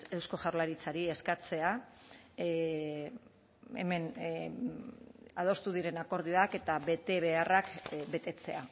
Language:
Basque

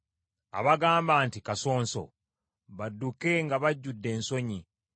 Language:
Ganda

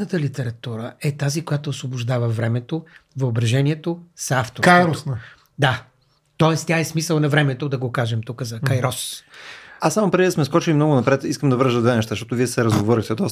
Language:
Bulgarian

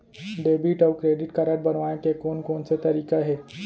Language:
Chhattisgarhi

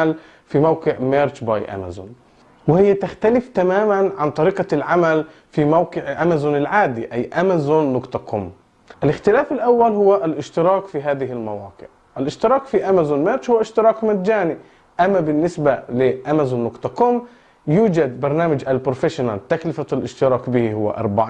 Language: Arabic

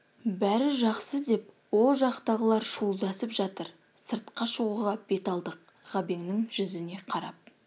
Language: Kazakh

